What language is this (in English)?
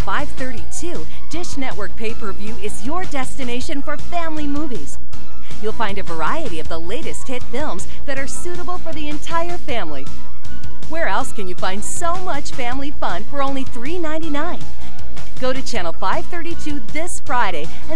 English